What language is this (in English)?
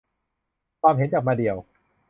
Thai